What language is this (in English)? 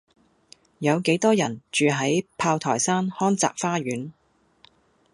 Cantonese